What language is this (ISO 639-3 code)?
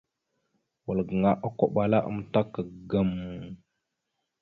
mxu